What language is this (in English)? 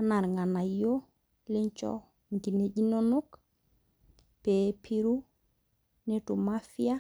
Masai